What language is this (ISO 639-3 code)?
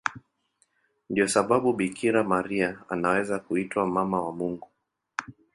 swa